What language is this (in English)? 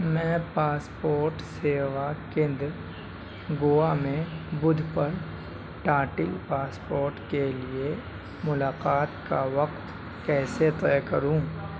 Urdu